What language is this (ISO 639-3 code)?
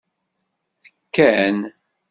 kab